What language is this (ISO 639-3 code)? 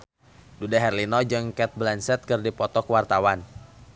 sun